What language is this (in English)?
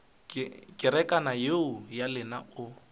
Northern Sotho